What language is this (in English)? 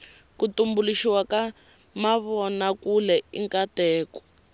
Tsonga